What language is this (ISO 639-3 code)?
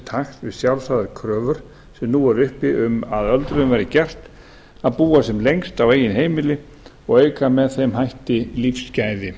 isl